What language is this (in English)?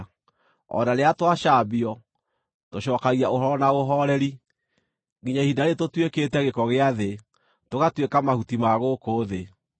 Kikuyu